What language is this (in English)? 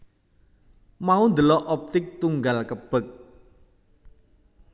Javanese